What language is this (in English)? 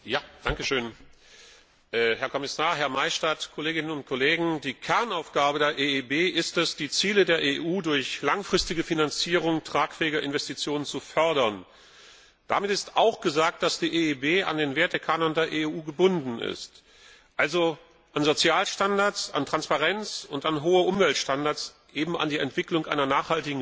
German